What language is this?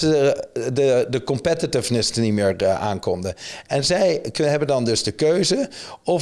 Dutch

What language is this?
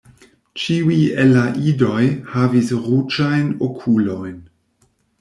Esperanto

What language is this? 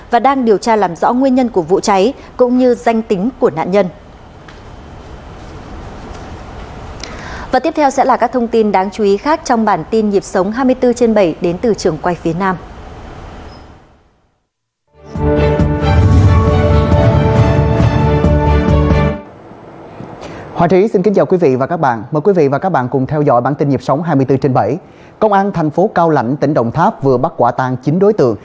Vietnamese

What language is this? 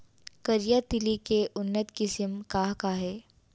Chhattisgarhi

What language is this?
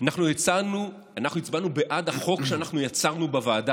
Hebrew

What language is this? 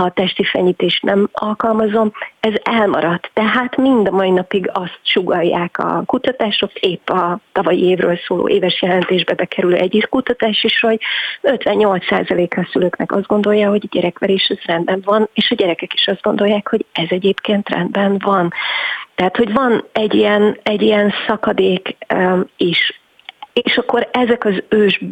Hungarian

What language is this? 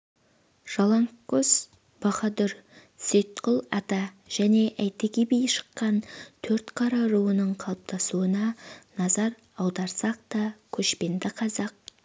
Kazakh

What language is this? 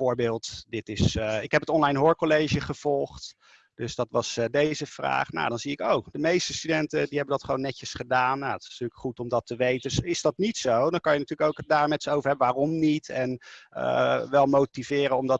Dutch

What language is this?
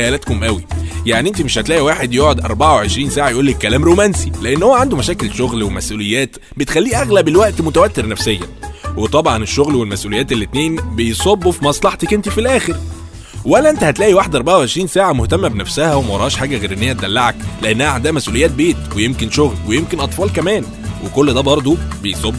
Arabic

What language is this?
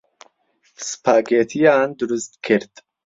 Central Kurdish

